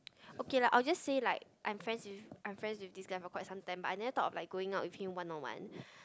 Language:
English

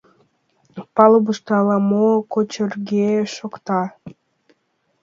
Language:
Mari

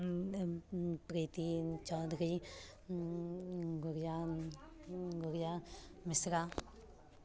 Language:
Maithili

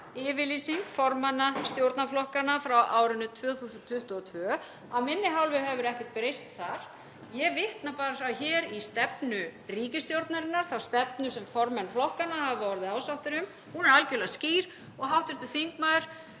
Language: Icelandic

